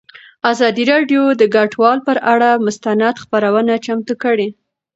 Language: Pashto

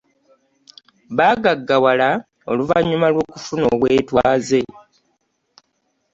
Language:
Ganda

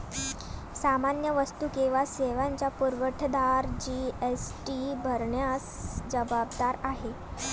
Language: Marathi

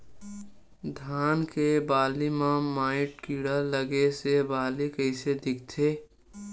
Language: Chhattisgarhi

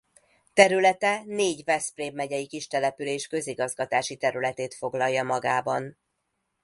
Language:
Hungarian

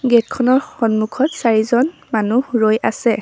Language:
Assamese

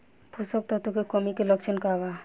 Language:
Bhojpuri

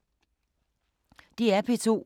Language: Danish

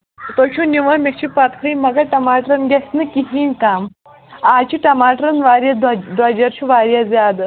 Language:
Kashmiri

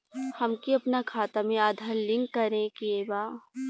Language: Bhojpuri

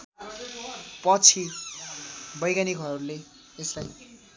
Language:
Nepali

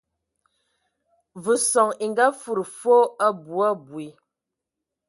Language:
Ewondo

